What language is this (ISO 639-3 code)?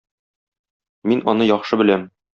tat